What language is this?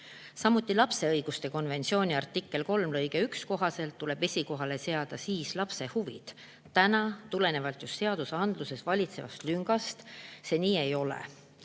Estonian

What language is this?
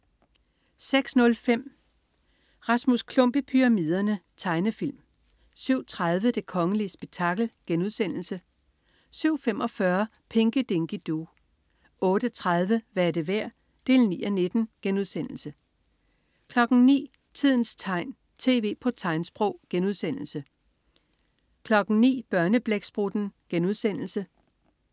Danish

